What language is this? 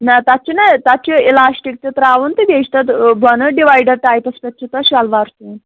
Kashmiri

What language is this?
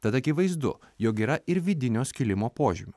Lithuanian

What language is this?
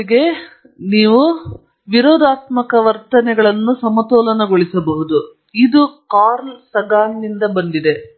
Kannada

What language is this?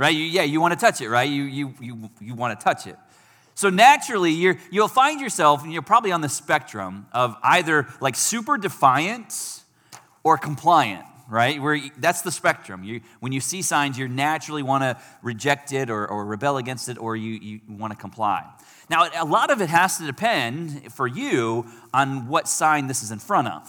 English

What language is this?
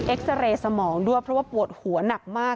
Thai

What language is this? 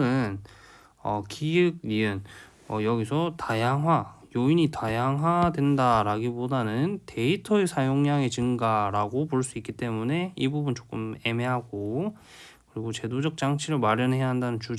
Korean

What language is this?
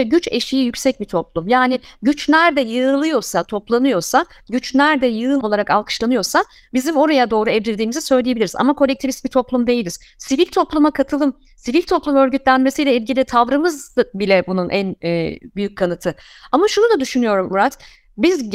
Turkish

